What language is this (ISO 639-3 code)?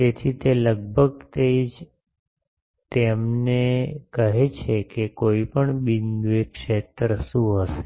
guj